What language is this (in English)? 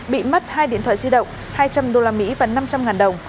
Vietnamese